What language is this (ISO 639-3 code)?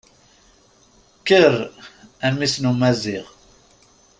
kab